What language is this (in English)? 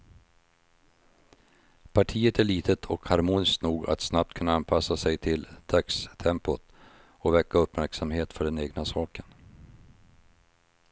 Swedish